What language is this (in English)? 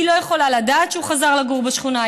Hebrew